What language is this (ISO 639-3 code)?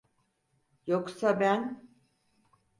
tur